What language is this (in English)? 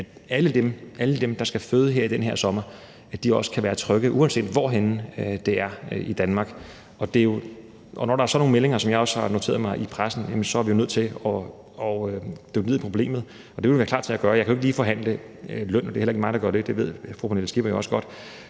Danish